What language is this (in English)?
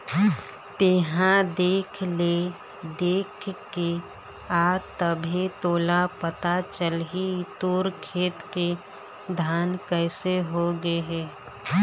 Chhattisgarhi